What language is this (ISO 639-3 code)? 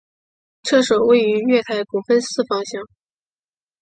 zho